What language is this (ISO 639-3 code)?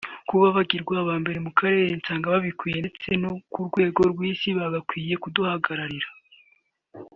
kin